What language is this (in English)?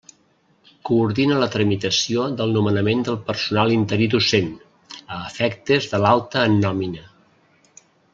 Catalan